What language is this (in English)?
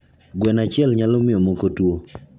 Luo (Kenya and Tanzania)